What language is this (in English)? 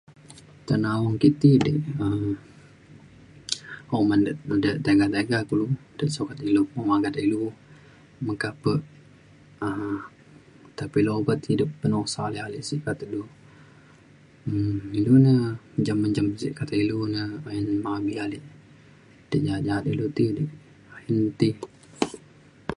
Mainstream Kenyah